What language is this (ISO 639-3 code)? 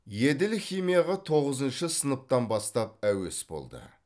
kaz